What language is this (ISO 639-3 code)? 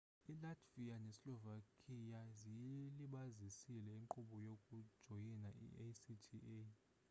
xho